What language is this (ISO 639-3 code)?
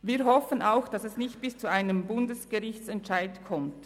gsw